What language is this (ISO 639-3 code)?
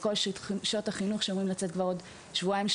heb